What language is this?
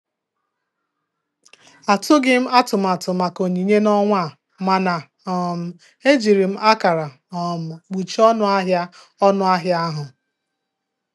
Igbo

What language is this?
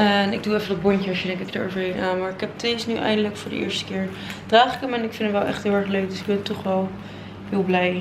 Dutch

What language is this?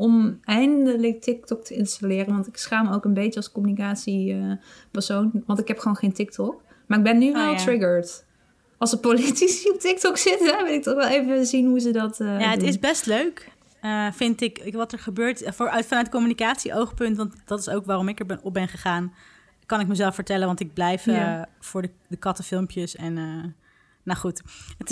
Dutch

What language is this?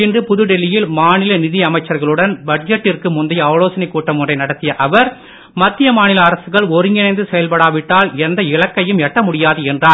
Tamil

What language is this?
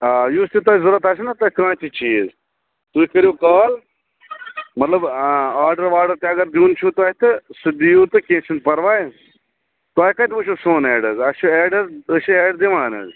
Kashmiri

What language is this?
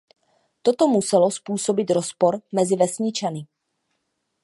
Czech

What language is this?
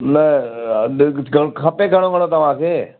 Sindhi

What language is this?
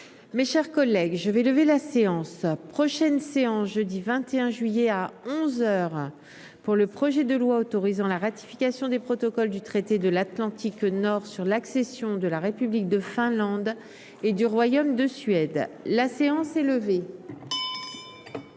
French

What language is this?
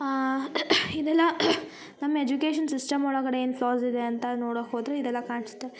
Kannada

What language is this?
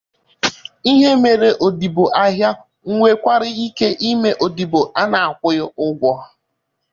Igbo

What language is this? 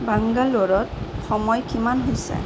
Assamese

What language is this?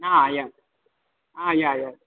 Sanskrit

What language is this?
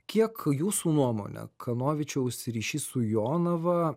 Lithuanian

